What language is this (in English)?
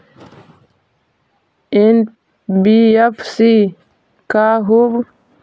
Magahi